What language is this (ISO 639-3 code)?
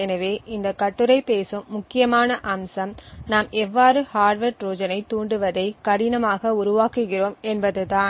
tam